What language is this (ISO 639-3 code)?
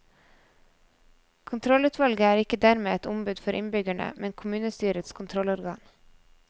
nor